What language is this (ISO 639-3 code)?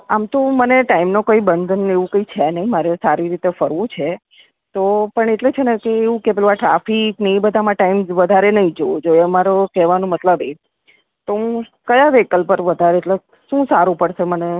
guj